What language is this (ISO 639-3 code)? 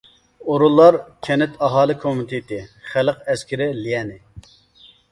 uig